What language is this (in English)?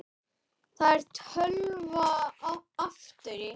Icelandic